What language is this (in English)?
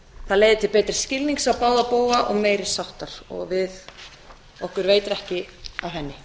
Icelandic